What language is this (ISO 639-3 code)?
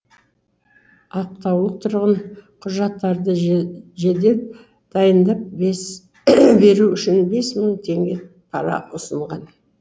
kaz